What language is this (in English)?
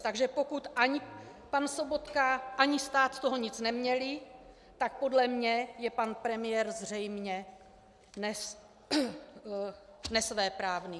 Czech